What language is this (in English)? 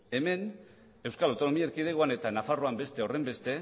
Basque